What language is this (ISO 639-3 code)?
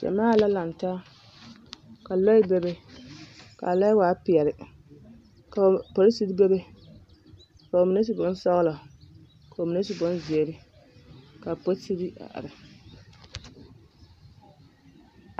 dga